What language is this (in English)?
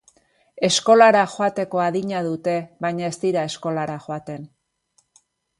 Basque